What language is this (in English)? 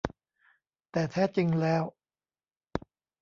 Thai